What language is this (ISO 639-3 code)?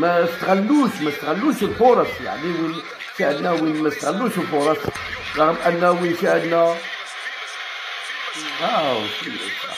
ara